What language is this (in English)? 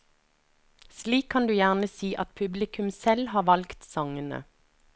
Norwegian